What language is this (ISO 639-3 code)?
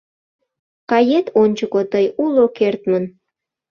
chm